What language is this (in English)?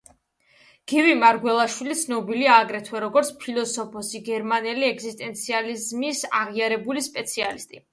Georgian